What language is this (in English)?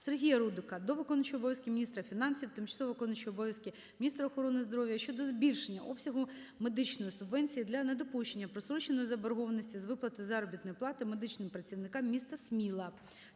Ukrainian